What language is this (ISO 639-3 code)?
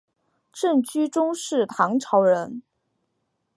zho